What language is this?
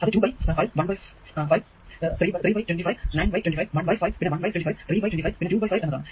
Malayalam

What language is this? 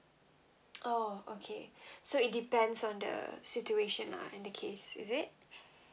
English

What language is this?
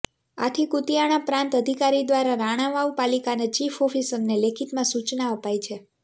Gujarati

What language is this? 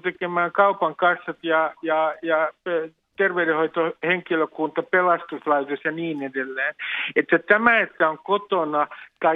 Finnish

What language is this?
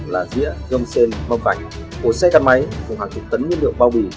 Vietnamese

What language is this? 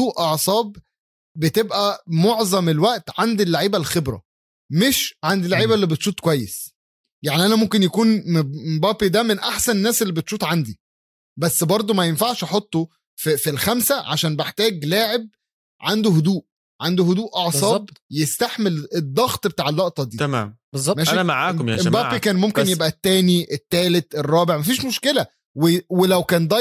Arabic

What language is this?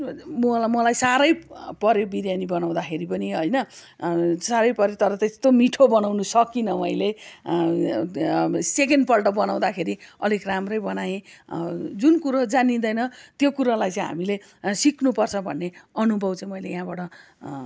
Nepali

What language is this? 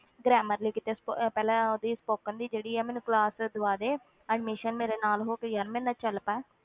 Punjabi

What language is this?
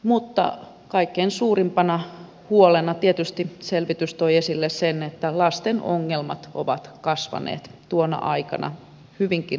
Finnish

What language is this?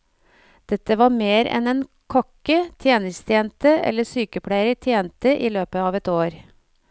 Norwegian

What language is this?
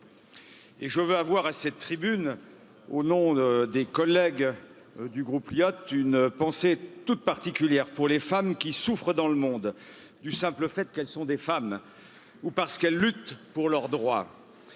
French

